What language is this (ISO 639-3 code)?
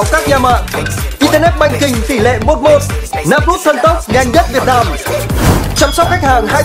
vie